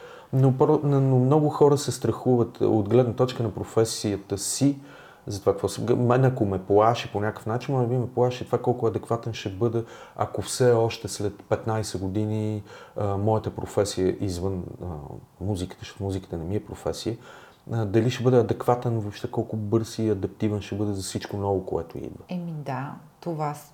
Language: Bulgarian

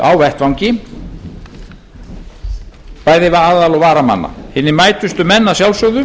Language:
Icelandic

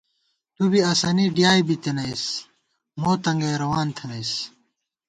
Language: Gawar-Bati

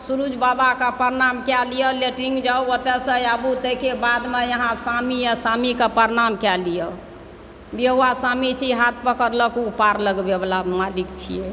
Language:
Maithili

